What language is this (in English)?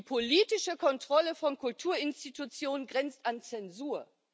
German